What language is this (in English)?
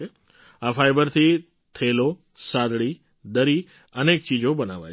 Gujarati